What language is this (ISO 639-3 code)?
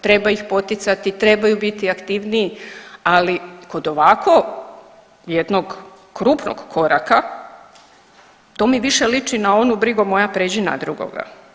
hrv